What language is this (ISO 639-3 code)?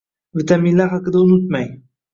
uzb